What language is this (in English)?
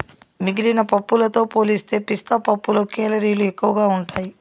Telugu